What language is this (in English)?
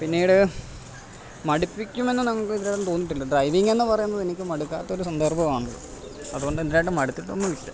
Malayalam